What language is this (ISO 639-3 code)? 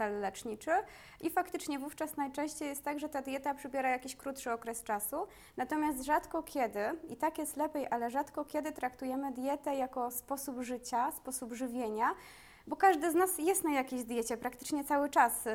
pol